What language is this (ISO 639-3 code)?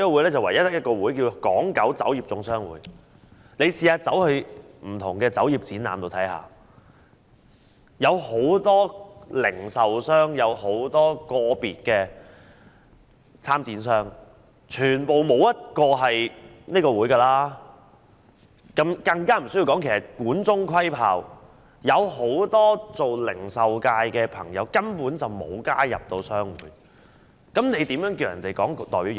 yue